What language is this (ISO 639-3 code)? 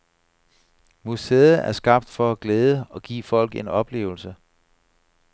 dan